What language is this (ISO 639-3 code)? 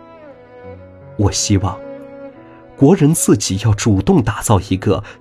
zho